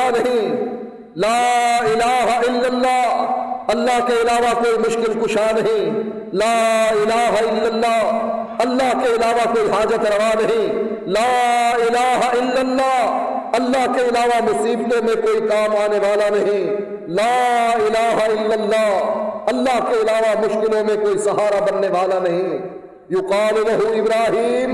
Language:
Urdu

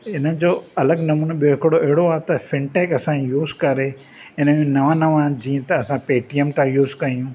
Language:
Sindhi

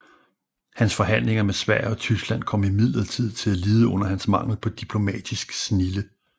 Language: Danish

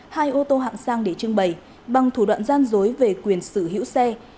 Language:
Vietnamese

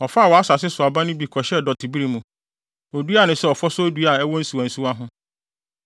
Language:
Akan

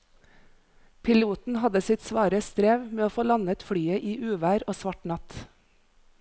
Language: Norwegian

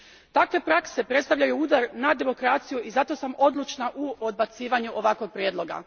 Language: Croatian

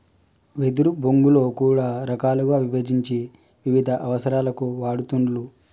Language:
Telugu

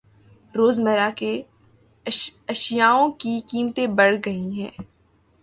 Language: Urdu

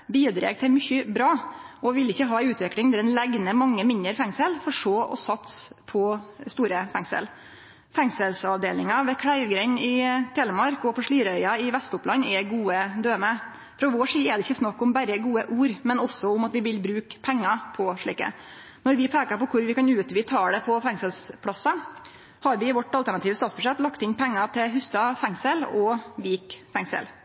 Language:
Norwegian Nynorsk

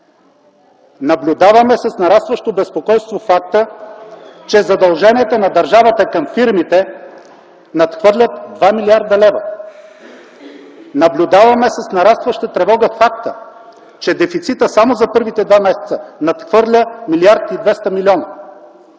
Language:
Bulgarian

